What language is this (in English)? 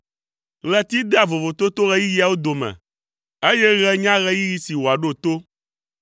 Ewe